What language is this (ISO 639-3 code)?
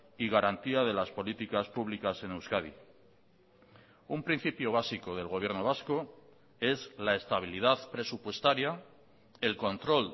spa